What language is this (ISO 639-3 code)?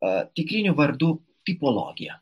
lit